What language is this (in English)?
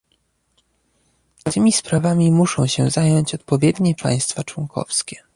Polish